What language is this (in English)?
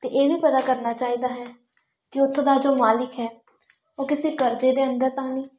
Punjabi